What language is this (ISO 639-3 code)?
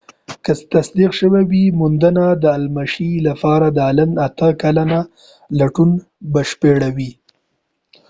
pus